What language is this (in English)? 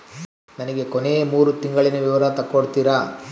Kannada